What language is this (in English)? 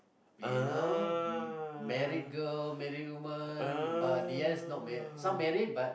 English